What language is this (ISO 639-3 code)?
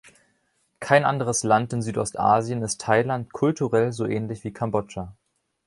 deu